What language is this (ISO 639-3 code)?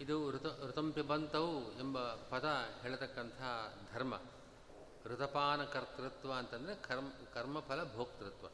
kan